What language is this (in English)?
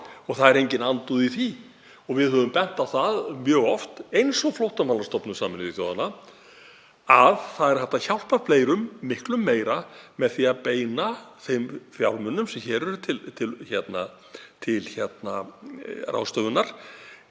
Icelandic